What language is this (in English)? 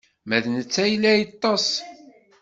Kabyle